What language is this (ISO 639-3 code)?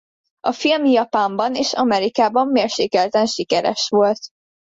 hun